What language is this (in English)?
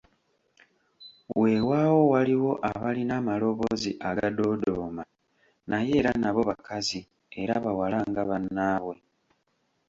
Ganda